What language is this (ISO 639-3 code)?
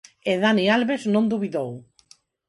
glg